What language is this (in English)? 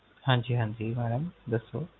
Punjabi